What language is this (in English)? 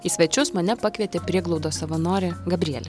Lithuanian